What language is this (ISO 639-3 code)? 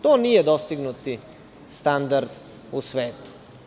srp